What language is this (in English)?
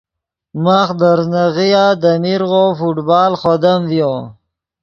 Yidgha